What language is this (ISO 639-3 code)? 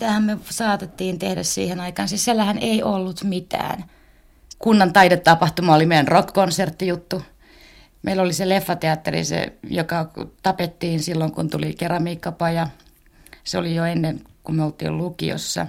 fin